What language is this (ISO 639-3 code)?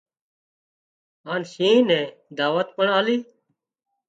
kxp